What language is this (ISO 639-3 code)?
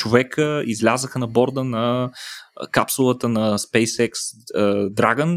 bul